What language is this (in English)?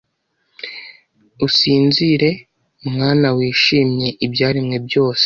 Kinyarwanda